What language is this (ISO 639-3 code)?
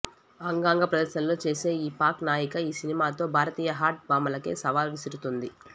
tel